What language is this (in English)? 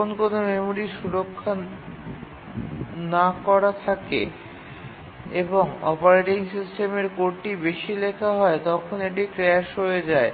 Bangla